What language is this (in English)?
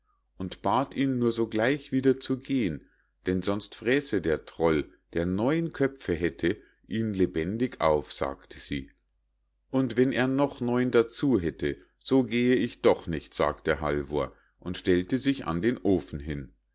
German